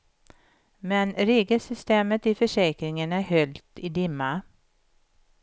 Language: Swedish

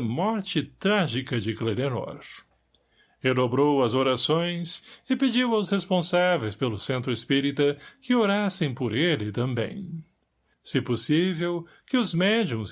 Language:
Portuguese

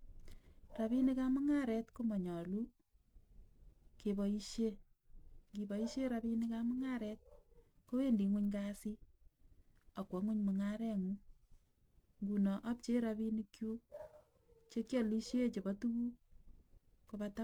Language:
Kalenjin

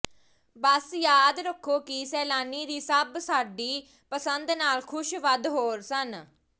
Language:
Punjabi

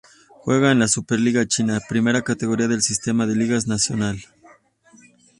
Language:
Spanish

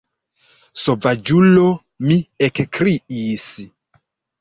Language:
Esperanto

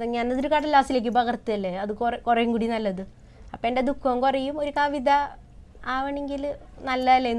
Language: Malayalam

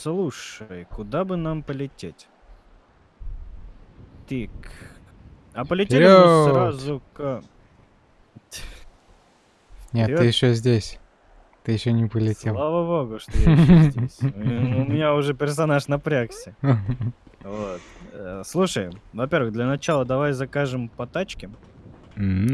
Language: Russian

